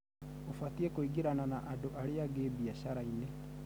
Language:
Kikuyu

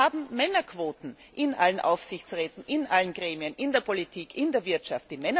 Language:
German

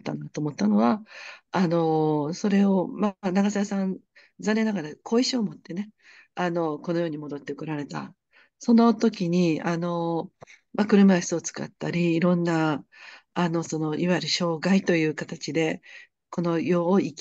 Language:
Japanese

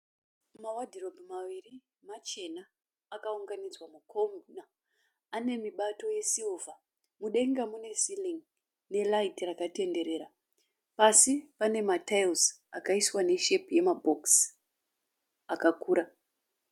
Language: Shona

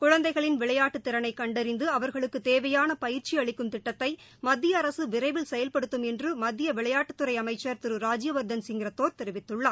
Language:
Tamil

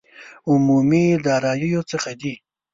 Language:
Pashto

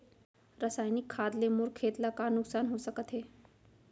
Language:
Chhattisgarhi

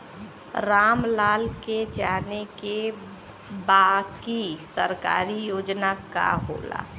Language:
Bhojpuri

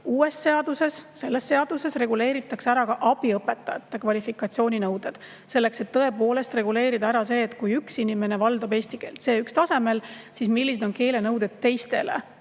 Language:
Estonian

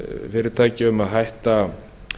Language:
Icelandic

